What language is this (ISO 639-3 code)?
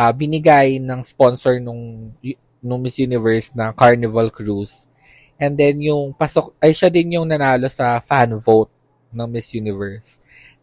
fil